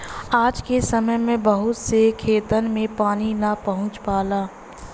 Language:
Bhojpuri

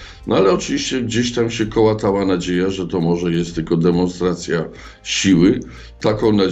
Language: Polish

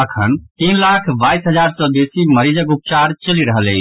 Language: Maithili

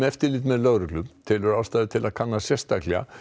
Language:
Icelandic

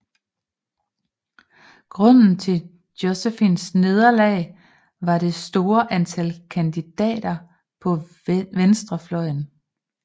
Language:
Danish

